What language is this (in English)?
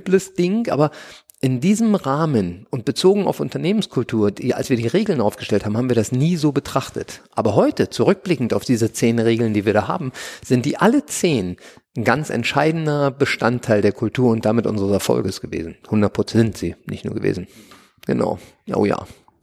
German